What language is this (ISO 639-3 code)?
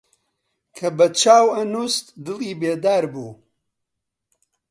ckb